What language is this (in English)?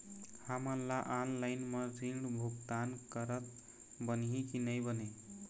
Chhattisgarhi